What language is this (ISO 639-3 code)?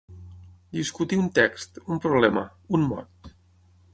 cat